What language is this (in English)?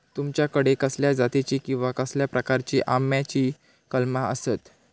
Marathi